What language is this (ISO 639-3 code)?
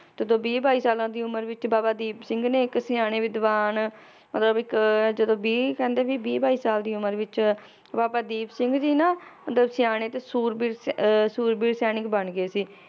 pan